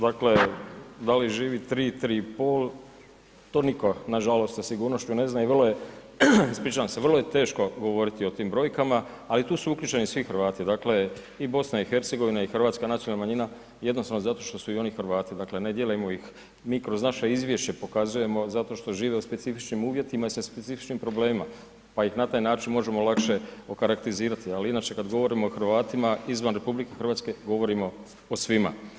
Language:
Croatian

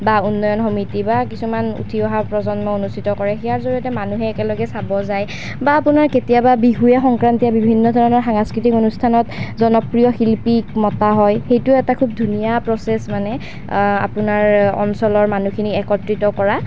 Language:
Assamese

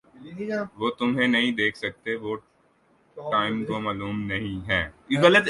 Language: Urdu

